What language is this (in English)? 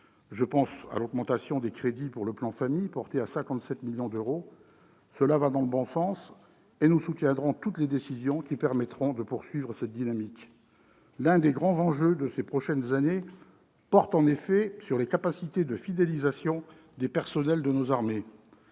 French